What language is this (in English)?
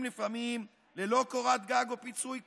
Hebrew